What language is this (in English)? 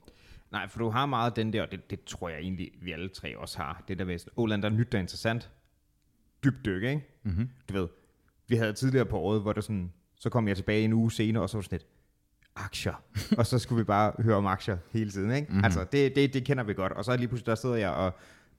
Danish